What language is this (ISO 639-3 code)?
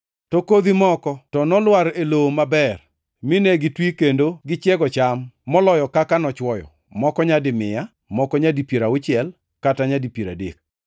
luo